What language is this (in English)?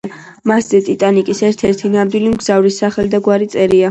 Georgian